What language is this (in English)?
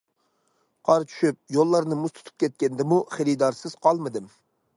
Uyghur